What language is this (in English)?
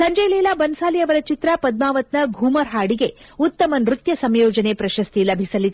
Kannada